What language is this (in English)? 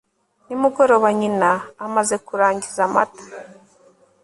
Kinyarwanda